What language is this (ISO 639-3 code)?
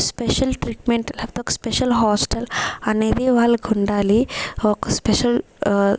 tel